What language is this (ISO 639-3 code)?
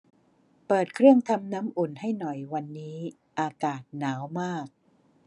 tha